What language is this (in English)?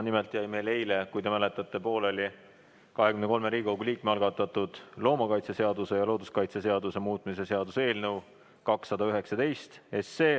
Estonian